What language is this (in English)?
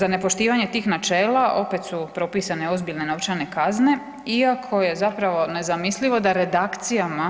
Croatian